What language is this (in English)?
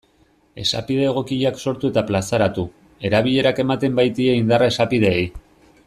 Basque